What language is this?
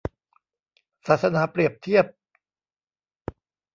Thai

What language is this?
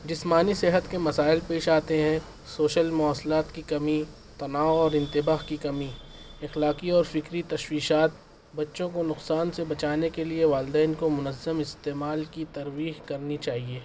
Urdu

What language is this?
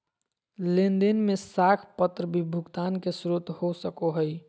Magahi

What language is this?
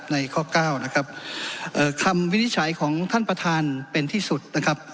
Thai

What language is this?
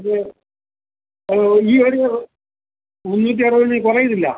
Malayalam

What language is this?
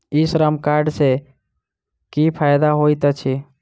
Maithili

